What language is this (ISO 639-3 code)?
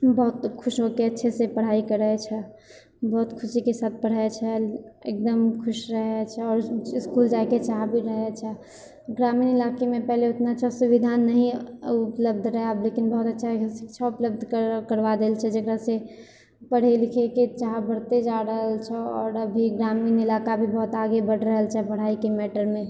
mai